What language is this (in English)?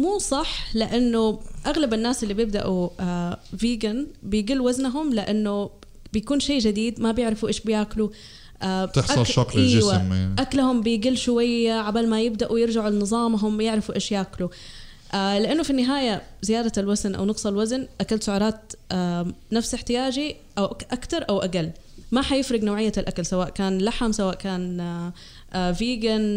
Arabic